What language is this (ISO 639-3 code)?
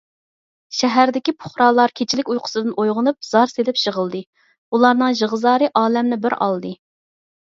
uig